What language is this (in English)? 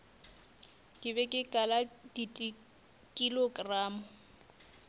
Northern Sotho